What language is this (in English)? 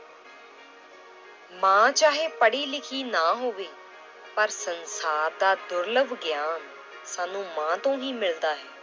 Punjabi